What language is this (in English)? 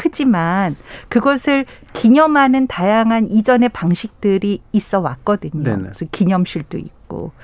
Korean